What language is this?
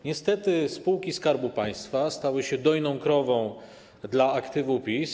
Polish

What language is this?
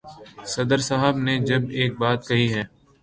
Urdu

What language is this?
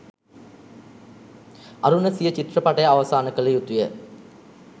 Sinhala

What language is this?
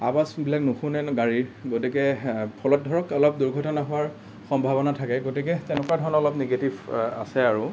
Assamese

